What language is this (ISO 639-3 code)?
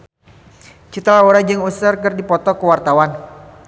sun